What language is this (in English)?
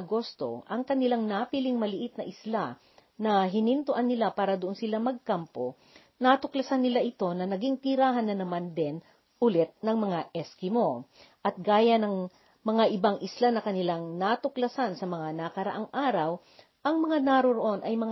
Filipino